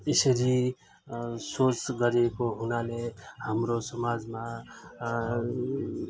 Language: Nepali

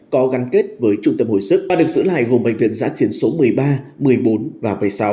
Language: Vietnamese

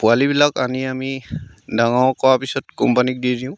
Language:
Assamese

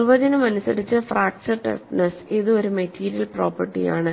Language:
Malayalam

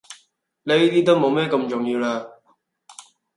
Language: Cantonese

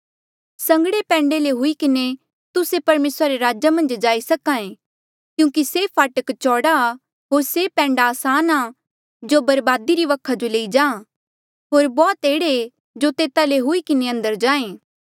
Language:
Mandeali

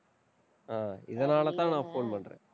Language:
Tamil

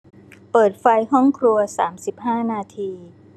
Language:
Thai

